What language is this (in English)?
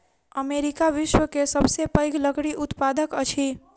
Maithili